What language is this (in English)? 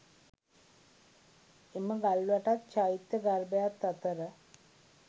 Sinhala